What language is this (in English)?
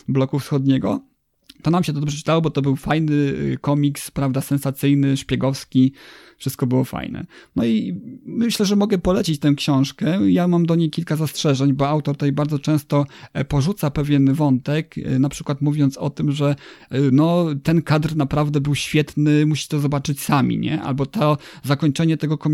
Polish